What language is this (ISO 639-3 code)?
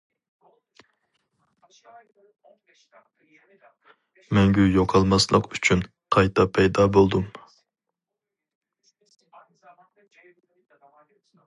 uig